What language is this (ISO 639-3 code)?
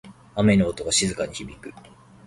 jpn